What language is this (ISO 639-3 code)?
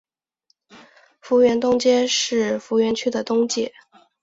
zho